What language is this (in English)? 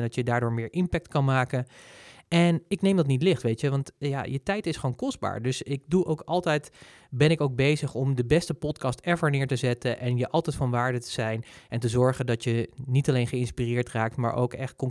Dutch